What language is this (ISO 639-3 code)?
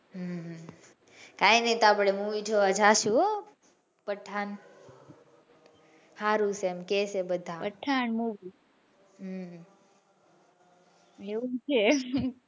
guj